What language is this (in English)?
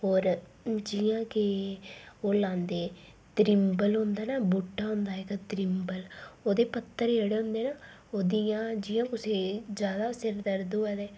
Dogri